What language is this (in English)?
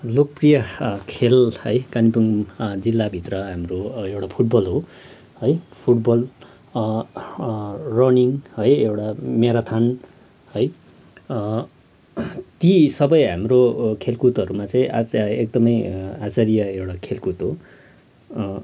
Nepali